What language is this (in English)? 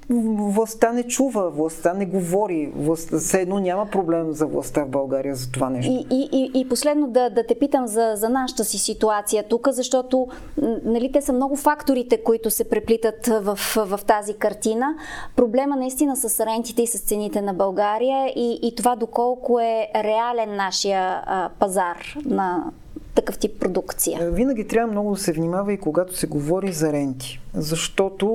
Bulgarian